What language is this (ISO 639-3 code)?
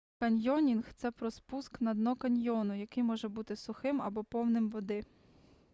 ukr